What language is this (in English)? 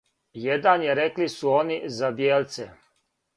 Serbian